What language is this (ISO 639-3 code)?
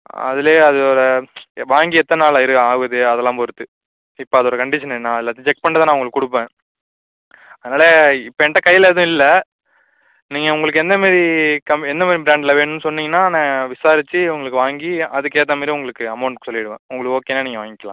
tam